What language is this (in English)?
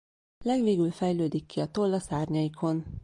Hungarian